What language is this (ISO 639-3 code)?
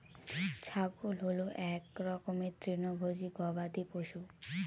ben